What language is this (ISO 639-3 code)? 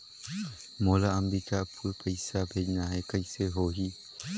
hne